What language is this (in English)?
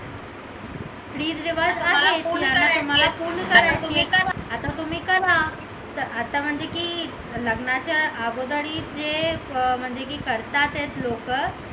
Marathi